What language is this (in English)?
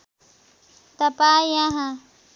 Nepali